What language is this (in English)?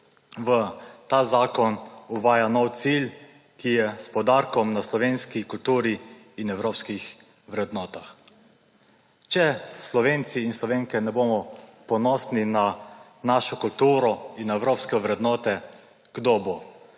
Slovenian